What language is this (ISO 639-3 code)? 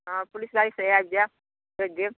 mai